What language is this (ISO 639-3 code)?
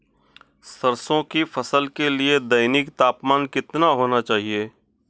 hin